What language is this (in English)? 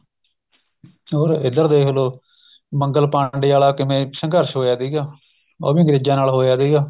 Punjabi